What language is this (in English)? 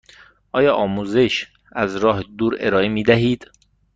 Persian